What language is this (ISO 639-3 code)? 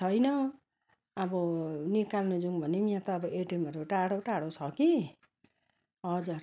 nep